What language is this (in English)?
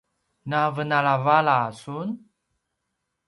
Paiwan